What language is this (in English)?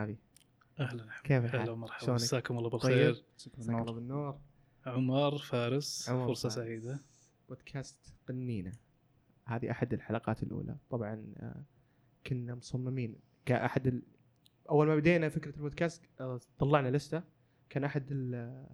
Arabic